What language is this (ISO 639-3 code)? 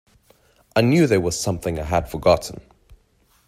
eng